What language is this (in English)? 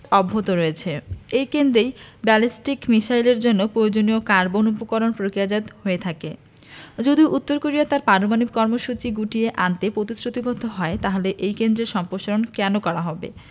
Bangla